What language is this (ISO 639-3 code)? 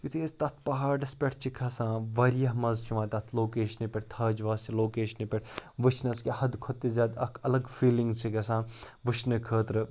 kas